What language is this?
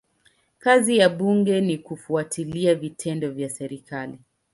Swahili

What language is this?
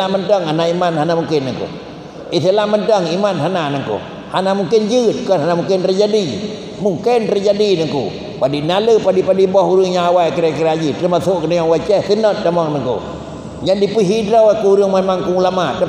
Malay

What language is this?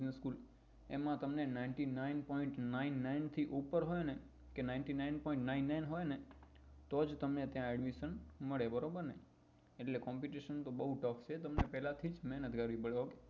Gujarati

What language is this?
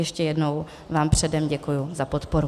Czech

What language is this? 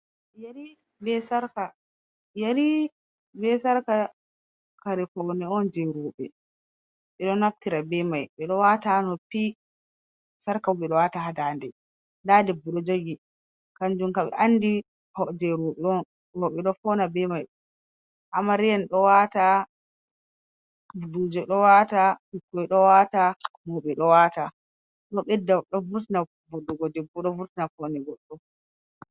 Fula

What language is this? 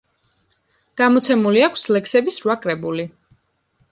Georgian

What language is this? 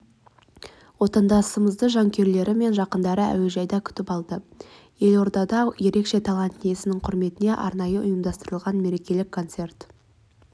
Kazakh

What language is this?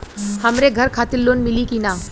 Bhojpuri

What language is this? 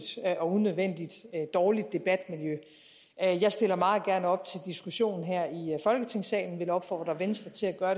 Danish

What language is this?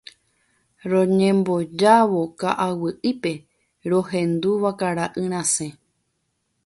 Guarani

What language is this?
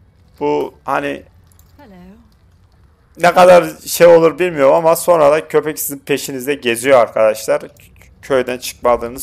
Turkish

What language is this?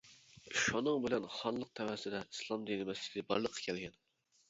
Uyghur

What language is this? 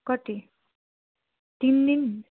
Nepali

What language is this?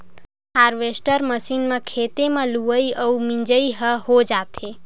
Chhattisgarhi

